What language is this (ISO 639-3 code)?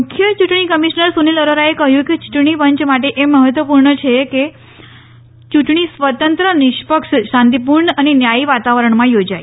guj